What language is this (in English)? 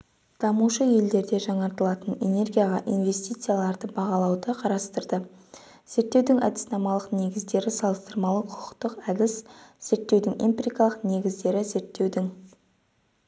Kazakh